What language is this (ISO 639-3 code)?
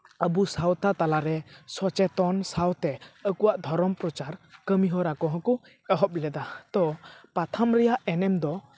sat